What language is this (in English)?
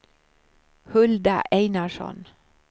Swedish